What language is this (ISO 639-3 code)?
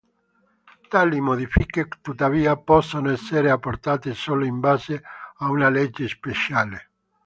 ita